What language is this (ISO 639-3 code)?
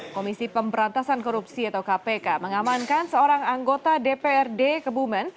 ind